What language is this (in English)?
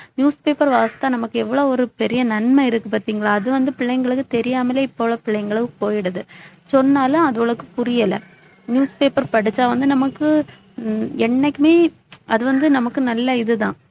Tamil